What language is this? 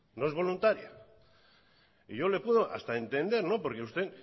Spanish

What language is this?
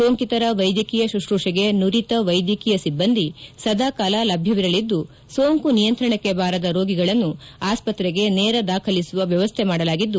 Kannada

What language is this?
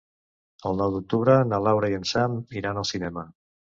Catalan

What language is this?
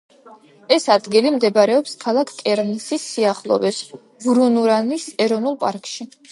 Georgian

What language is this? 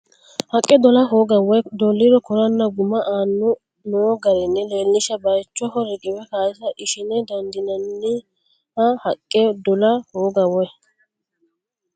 Sidamo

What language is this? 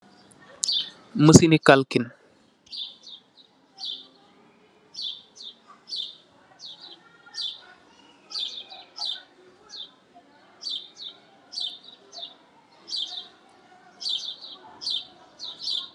Wolof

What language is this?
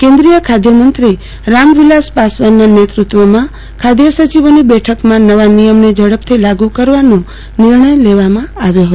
Gujarati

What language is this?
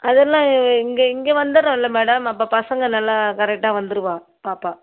Tamil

